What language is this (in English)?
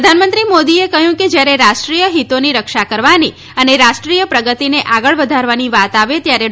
Gujarati